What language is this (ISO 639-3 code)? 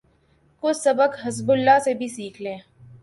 urd